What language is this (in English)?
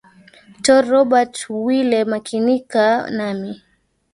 Swahili